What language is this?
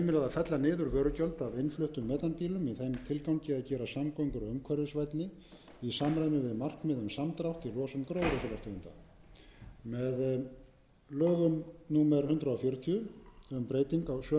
Icelandic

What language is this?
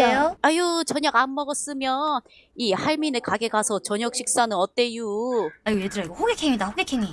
Korean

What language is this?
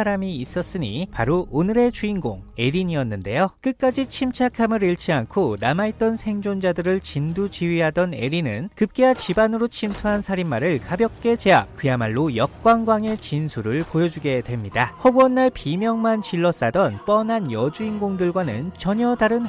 Korean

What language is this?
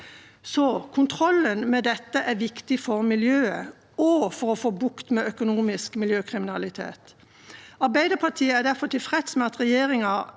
Norwegian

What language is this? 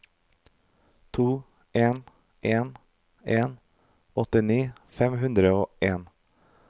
Norwegian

